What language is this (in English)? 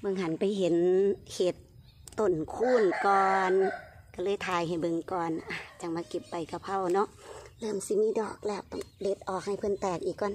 Thai